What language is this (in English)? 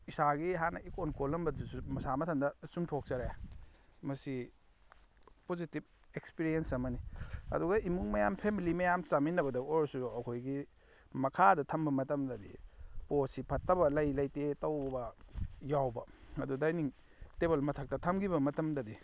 Manipuri